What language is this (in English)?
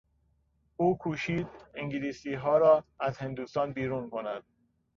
Persian